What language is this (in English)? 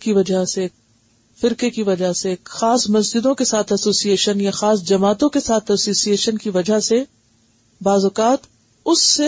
Urdu